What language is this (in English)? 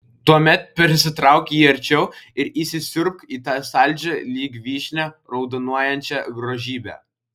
Lithuanian